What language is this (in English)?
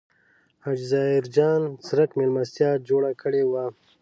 Pashto